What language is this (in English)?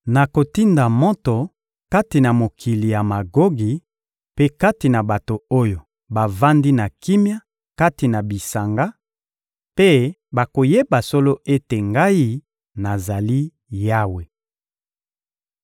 Lingala